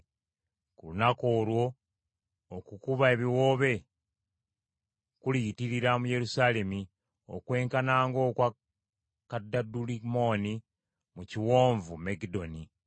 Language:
Ganda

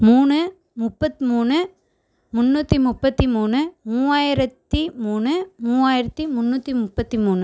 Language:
Tamil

